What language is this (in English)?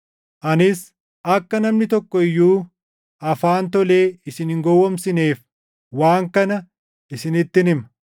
Oromo